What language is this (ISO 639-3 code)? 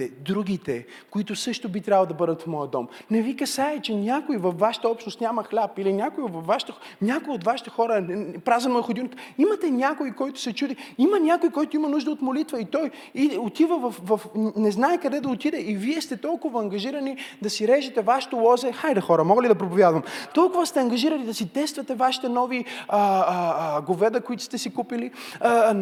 bul